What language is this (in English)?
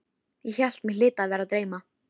Icelandic